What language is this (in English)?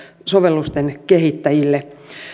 Finnish